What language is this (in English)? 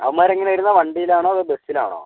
Malayalam